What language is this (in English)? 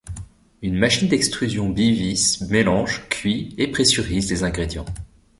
French